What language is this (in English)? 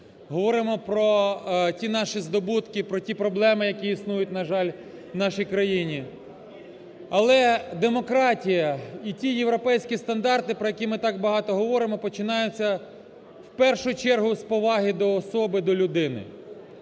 Ukrainian